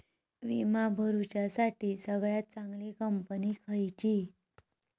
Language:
Marathi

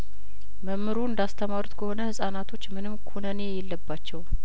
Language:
Amharic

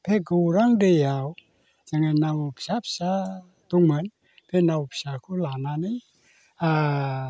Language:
Bodo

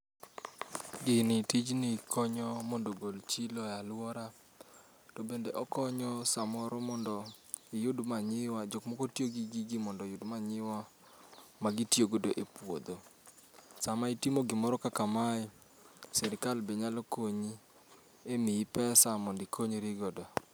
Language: Luo (Kenya and Tanzania)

